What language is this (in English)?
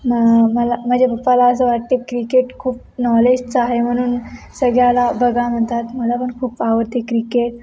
Marathi